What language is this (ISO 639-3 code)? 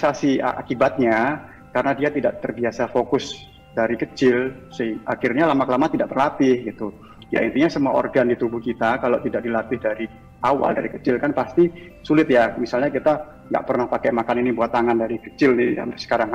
ind